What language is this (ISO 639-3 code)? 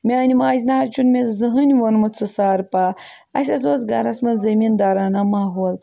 kas